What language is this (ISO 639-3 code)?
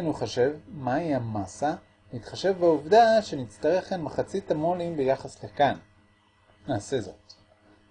heb